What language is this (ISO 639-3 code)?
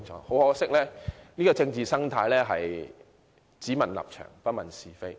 yue